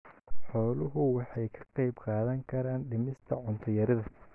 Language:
Somali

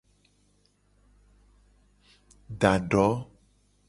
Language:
Gen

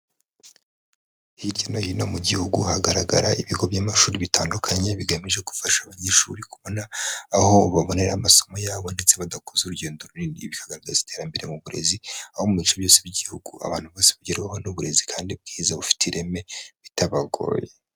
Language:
Kinyarwanda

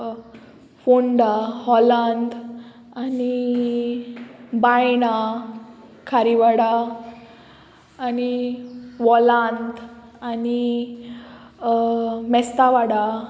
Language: Konkani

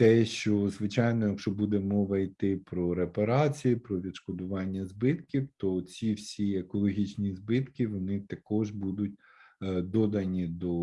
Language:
Ukrainian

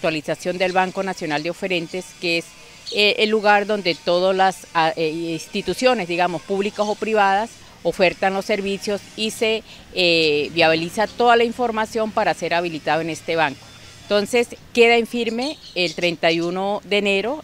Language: Spanish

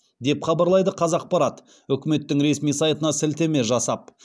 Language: Kazakh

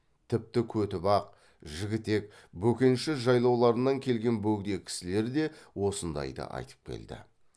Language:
Kazakh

